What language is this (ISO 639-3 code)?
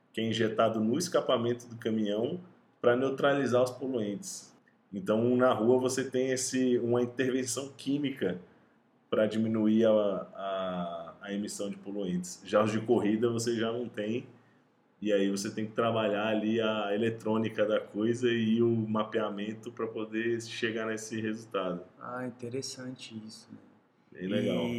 por